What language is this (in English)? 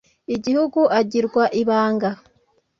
Kinyarwanda